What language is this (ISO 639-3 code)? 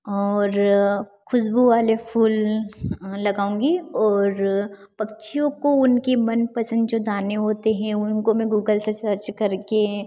hin